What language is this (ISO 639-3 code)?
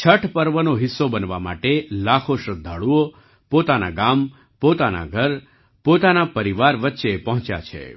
guj